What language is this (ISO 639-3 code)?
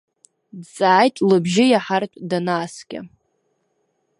abk